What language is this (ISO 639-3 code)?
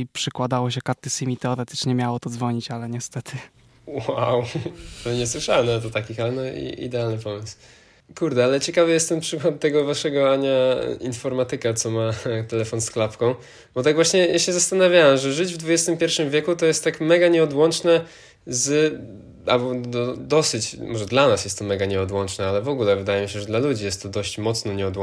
pol